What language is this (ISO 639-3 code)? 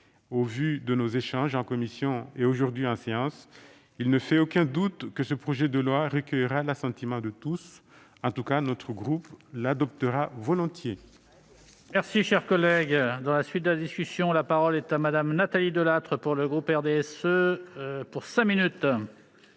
fra